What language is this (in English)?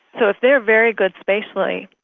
English